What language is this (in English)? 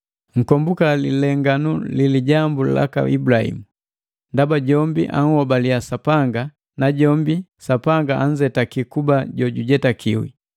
Matengo